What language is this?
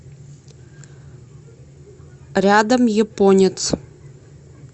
Russian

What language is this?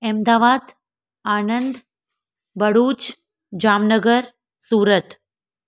Sindhi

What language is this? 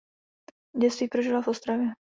Czech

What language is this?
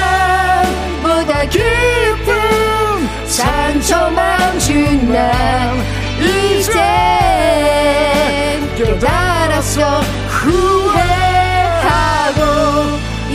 Korean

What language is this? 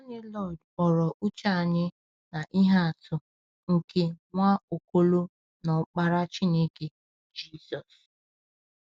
Igbo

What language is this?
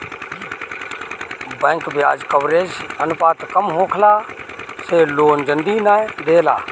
Bhojpuri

